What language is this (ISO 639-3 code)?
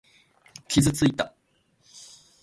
jpn